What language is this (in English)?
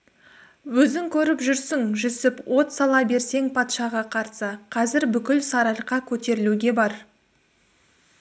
Kazakh